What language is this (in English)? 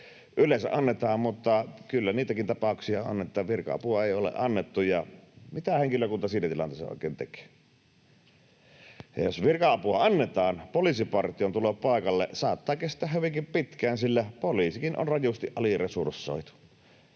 Finnish